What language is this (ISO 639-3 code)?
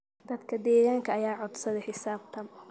som